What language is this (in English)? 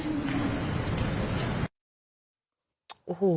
Thai